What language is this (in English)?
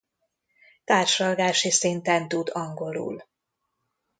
Hungarian